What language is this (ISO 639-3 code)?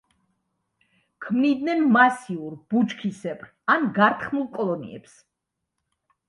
kat